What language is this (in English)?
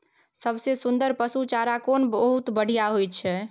Maithili